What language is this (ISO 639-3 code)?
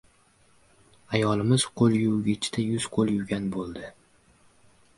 uzb